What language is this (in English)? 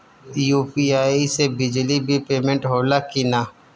Bhojpuri